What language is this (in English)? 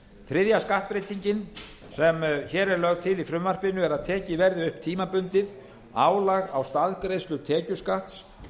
Icelandic